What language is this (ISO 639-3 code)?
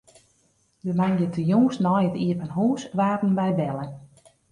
fry